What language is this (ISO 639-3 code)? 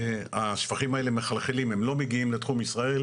heb